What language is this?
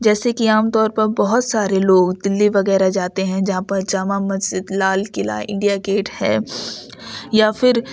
Urdu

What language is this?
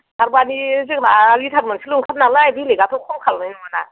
Bodo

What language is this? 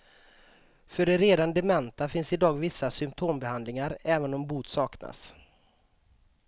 Swedish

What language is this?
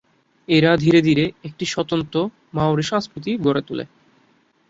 Bangla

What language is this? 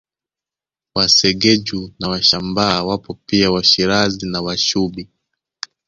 Swahili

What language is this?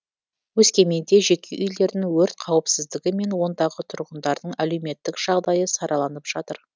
Kazakh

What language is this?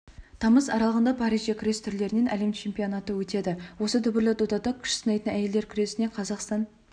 Kazakh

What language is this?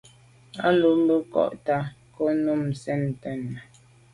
Medumba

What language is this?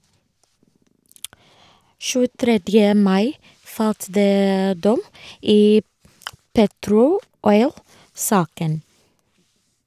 Norwegian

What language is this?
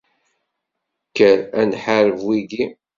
Kabyle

